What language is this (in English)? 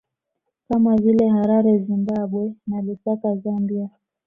Swahili